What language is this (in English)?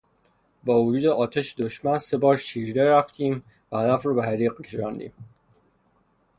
Persian